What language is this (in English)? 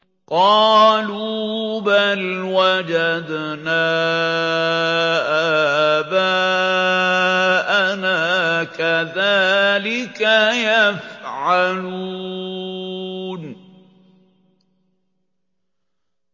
Arabic